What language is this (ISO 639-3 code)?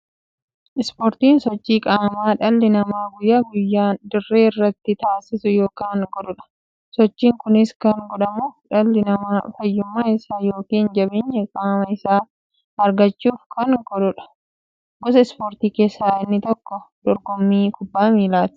orm